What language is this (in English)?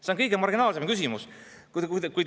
Estonian